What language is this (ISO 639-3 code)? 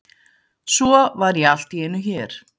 isl